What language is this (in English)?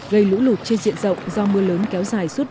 Vietnamese